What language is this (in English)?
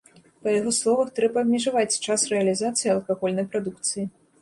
Belarusian